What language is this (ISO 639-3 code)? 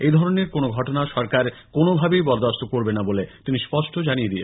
ben